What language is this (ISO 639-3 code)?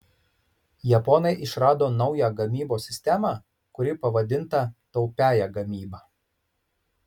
lit